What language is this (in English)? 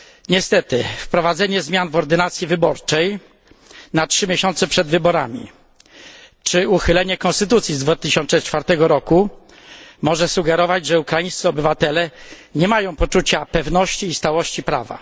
Polish